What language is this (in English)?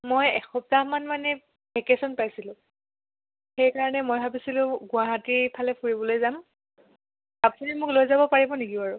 Assamese